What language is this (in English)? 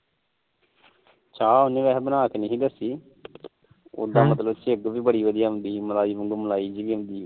Punjabi